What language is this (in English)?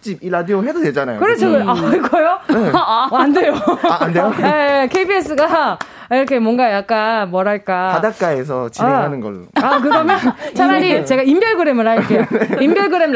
Korean